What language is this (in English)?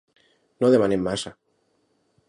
Catalan